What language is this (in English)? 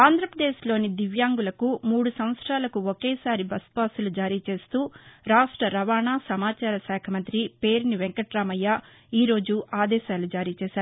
Telugu